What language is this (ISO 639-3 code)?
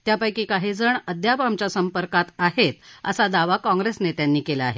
mar